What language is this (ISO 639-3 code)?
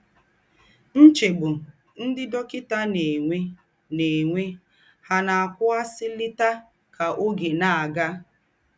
ibo